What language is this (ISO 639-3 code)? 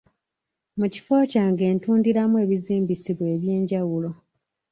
lug